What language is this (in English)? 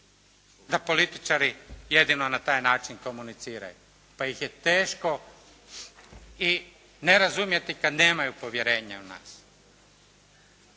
Croatian